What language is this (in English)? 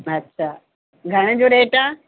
Sindhi